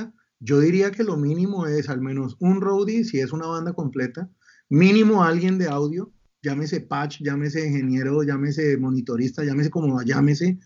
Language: Spanish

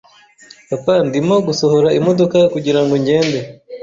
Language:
Kinyarwanda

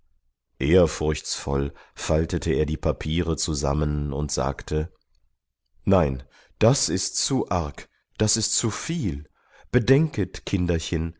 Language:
German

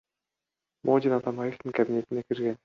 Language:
Kyrgyz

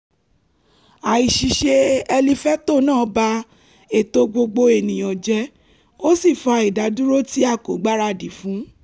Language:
Yoruba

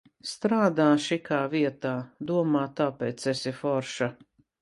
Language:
Latvian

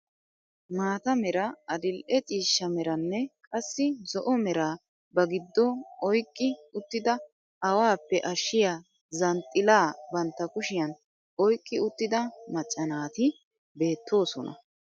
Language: Wolaytta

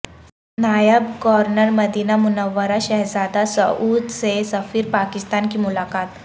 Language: Urdu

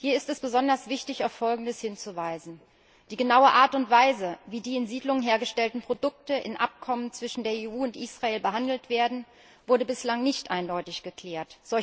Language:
German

